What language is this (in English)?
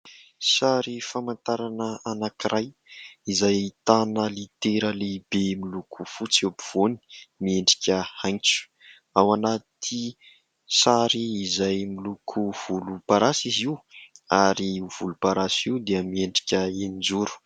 Malagasy